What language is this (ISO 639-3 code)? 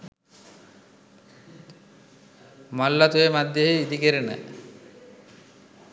sin